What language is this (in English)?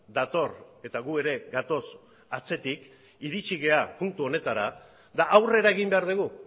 Basque